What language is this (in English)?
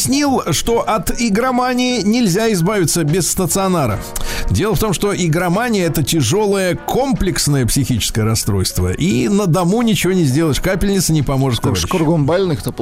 Russian